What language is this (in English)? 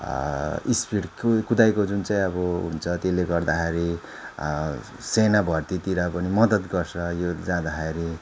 Nepali